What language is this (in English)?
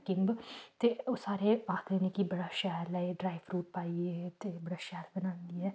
Dogri